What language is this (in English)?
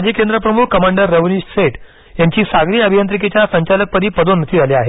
Marathi